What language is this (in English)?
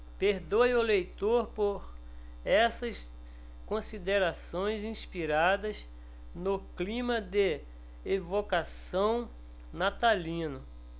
Portuguese